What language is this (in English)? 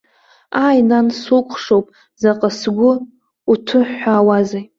Abkhazian